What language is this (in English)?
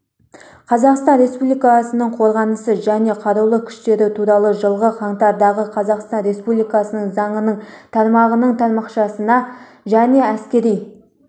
Kazakh